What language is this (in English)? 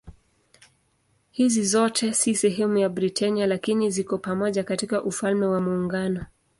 Swahili